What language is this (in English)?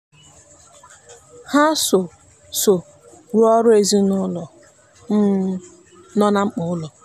Igbo